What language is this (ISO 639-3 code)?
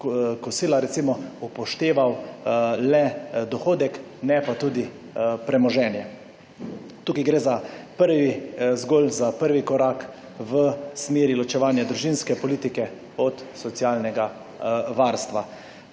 slv